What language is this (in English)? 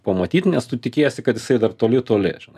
Lithuanian